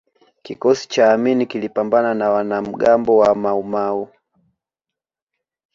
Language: Swahili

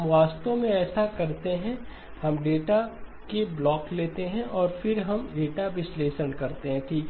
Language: Hindi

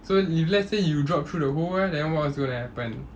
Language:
English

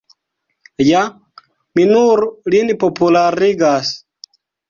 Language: Esperanto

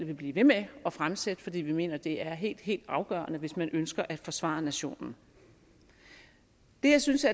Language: Danish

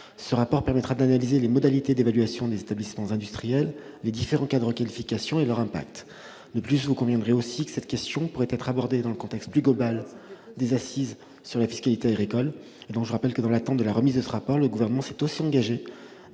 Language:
French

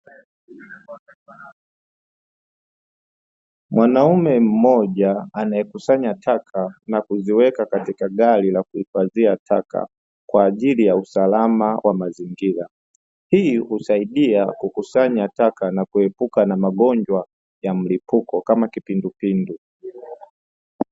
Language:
Swahili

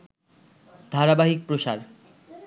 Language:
Bangla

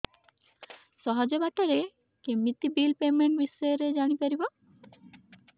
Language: Odia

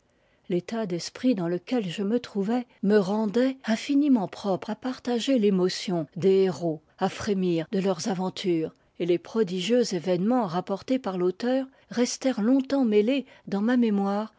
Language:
French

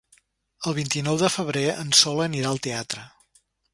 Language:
Catalan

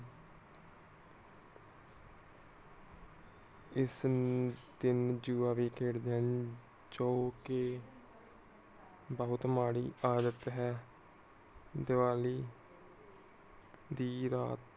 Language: Punjabi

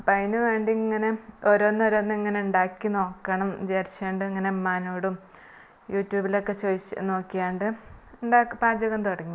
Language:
Malayalam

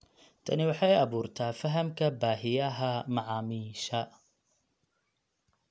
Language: Somali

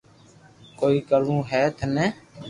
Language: Loarki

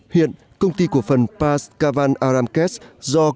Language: Vietnamese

